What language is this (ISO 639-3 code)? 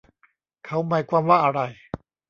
tha